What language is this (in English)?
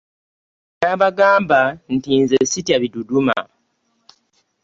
Ganda